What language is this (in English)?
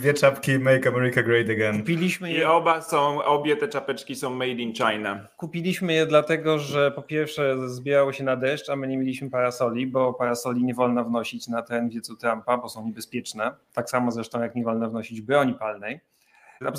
Polish